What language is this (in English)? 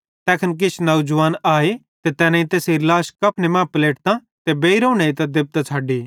Bhadrawahi